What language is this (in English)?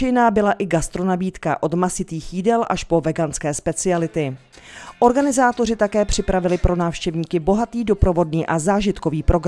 Czech